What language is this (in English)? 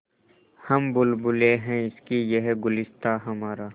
Hindi